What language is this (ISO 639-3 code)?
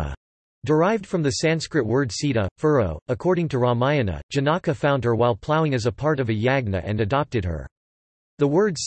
eng